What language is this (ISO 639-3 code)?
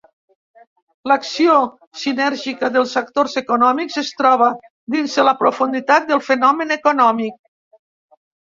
cat